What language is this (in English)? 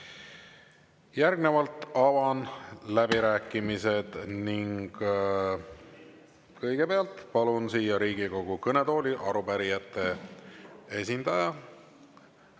Estonian